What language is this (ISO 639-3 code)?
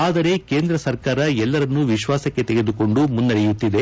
kan